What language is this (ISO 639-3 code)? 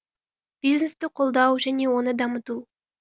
kaz